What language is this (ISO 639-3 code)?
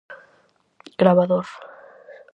glg